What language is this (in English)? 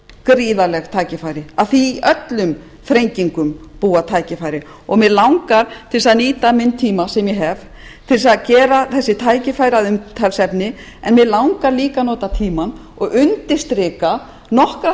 Icelandic